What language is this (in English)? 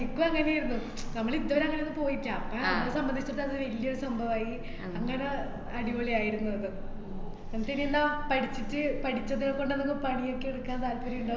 Malayalam